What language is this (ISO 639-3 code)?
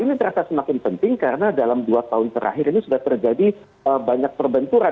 ind